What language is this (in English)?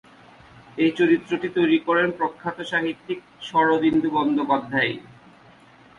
Bangla